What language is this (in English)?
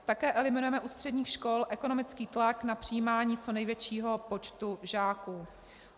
Czech